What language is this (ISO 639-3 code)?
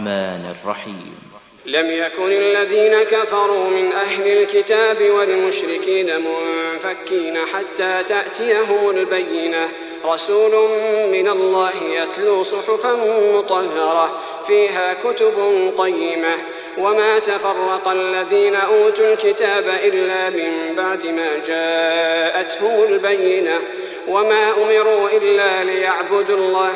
ara